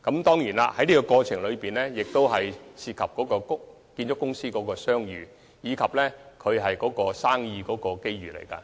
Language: Cantonese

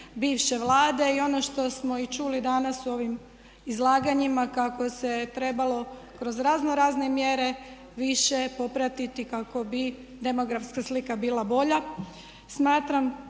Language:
Croatian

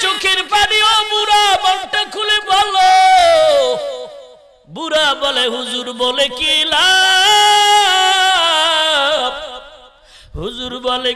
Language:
Bangla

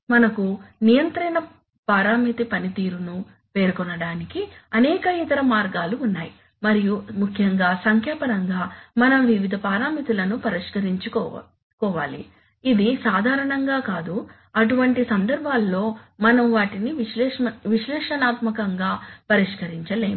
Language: Telugu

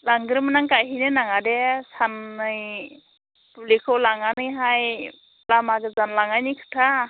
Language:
Bodo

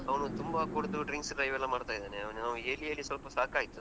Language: Kannada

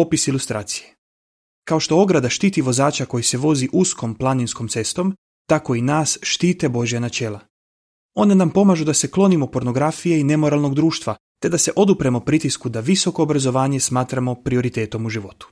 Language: Croatian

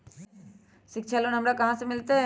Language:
Magahi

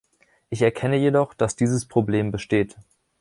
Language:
German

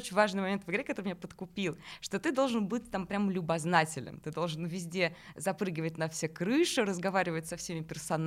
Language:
Russian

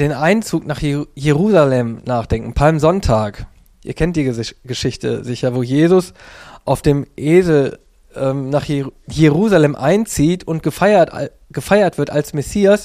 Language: German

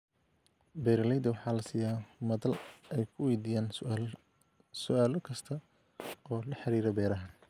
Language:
Somali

